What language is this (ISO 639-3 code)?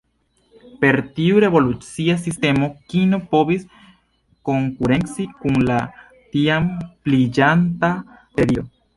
epo